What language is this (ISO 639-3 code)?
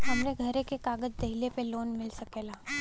bho